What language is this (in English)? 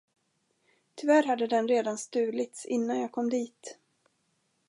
Swedish